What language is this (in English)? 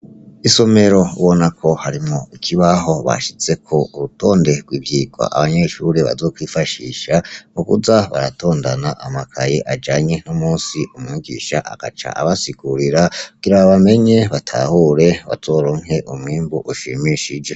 Rundi